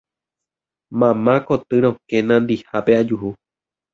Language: Guarani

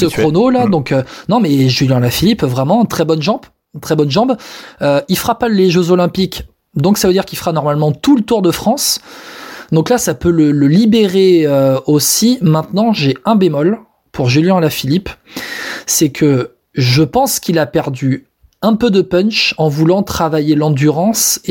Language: French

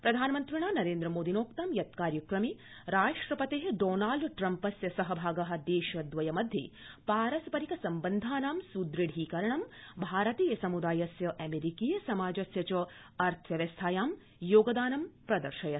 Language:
Sanskrit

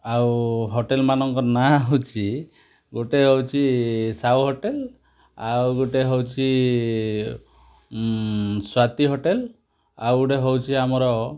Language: Odia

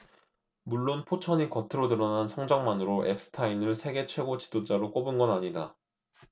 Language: Korean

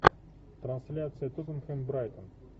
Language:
Russian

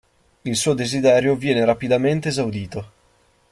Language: Italian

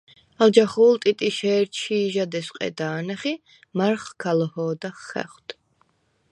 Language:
Svan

